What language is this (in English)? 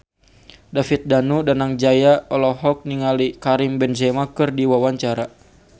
Sundanese